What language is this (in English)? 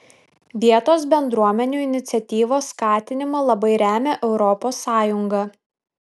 Lithuanian